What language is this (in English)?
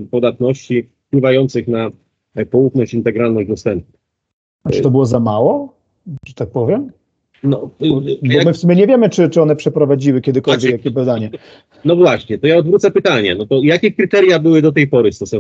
Polish